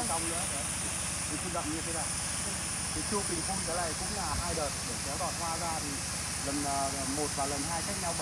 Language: Vietnamese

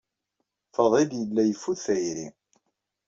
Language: Kabyle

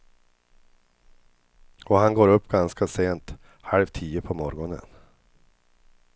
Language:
Swedish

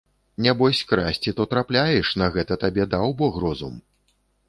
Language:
Belarusian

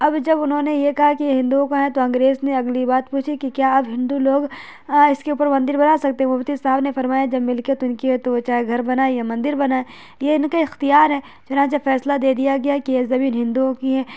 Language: Urdu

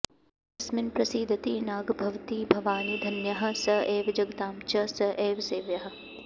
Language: Sanskrit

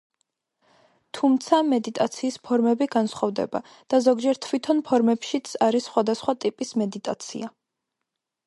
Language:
Georgian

